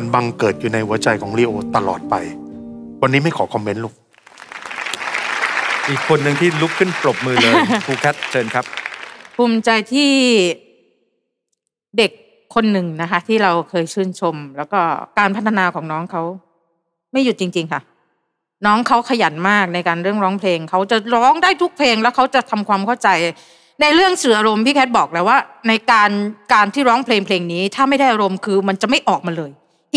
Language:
Thai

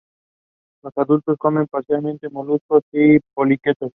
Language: Spanish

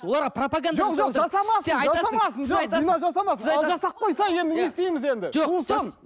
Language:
Kazakh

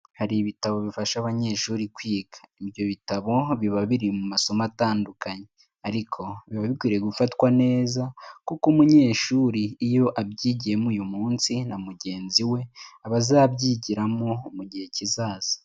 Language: Kinyarwanda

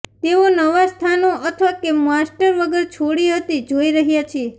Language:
Gujarati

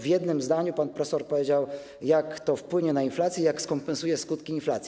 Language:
Polish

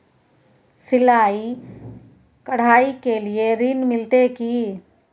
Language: Maithili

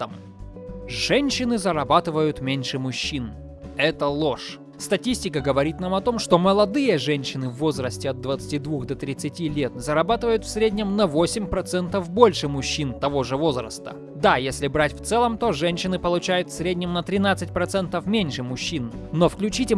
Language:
Russian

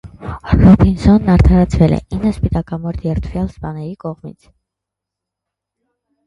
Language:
Armenian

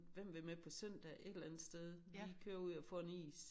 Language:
Danish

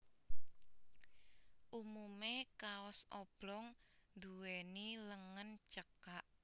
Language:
Javanese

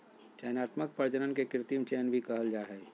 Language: Magahi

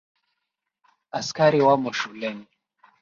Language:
Swahili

